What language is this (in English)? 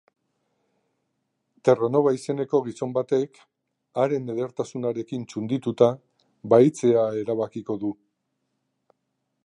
Basque